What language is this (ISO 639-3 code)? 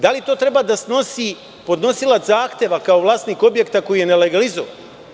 srp